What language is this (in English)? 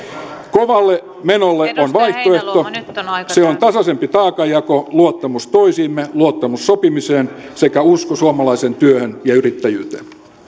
Finnish